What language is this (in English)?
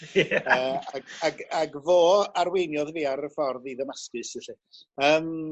Welsh